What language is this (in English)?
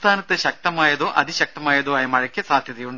Malayalam